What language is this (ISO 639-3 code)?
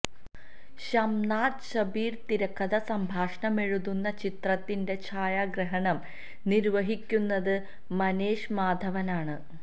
mal